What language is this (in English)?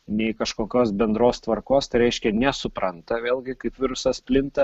Lithuanian